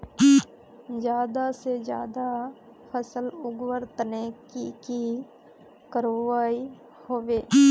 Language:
Magahi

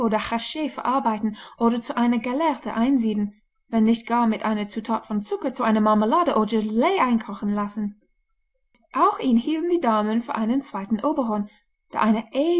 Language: German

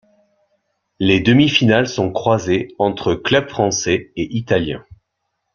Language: French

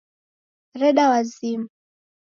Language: Taita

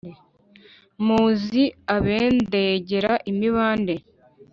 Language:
Kinyarwanda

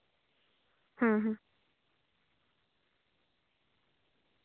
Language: Santali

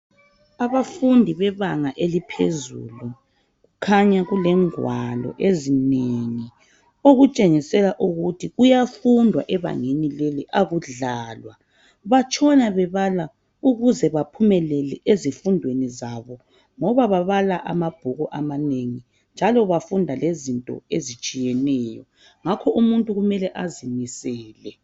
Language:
North Ndebele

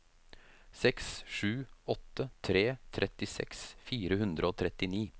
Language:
Norwegian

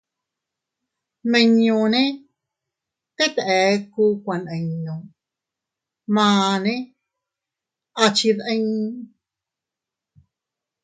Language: Teutila Cuicatec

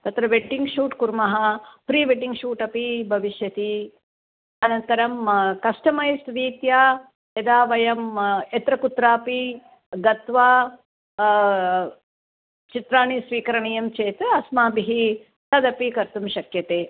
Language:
Sanskrit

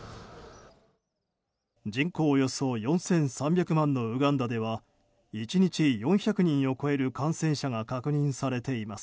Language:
Japanese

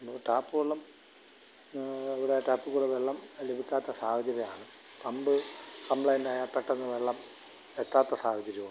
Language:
Malayalam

